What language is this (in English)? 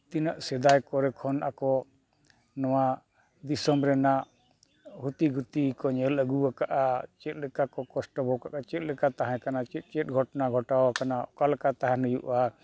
Santali